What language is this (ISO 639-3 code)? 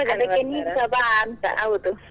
kan